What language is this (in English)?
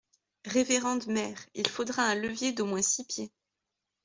French